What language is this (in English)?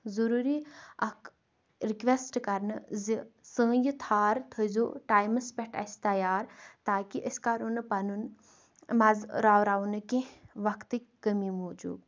Kashmiri